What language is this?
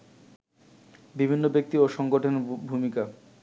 Bangla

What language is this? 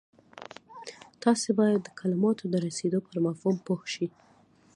Pashto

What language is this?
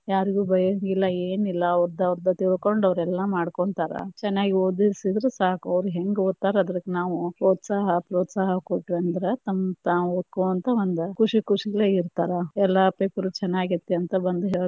Kannada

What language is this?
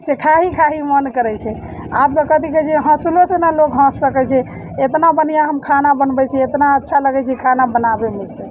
Maithili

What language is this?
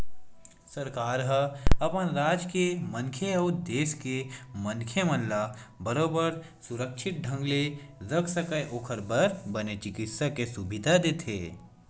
Chhattisgarhi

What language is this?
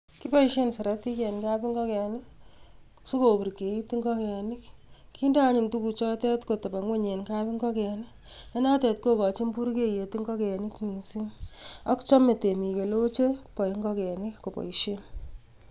Kalenjin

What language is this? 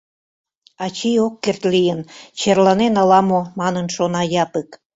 Mari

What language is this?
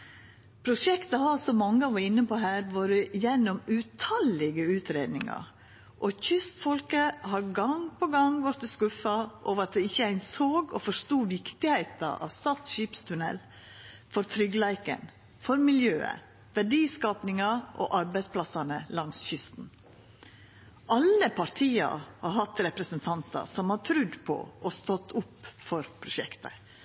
Norwegian Nynorsk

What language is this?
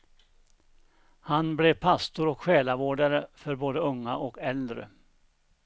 Swedish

